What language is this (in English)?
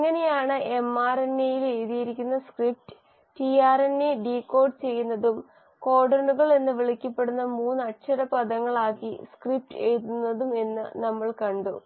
Malayalam